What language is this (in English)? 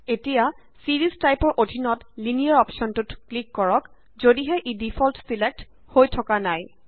Assamese